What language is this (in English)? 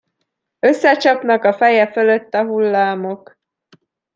Hungarian